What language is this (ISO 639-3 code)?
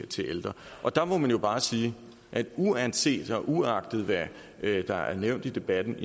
dan